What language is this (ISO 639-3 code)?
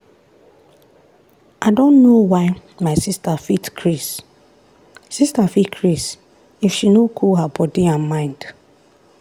pcm